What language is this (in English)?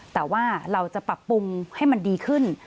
Thai